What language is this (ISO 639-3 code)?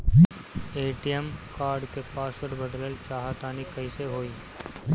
bho